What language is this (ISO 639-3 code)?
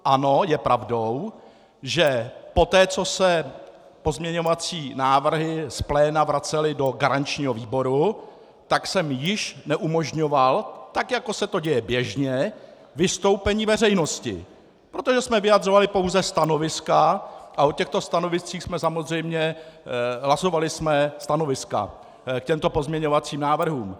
ces